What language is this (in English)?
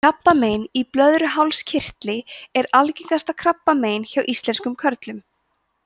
Icelandic